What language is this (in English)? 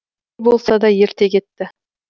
Kazakh